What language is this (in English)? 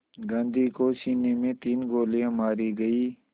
Hindi